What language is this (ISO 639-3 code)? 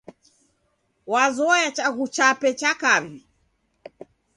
dav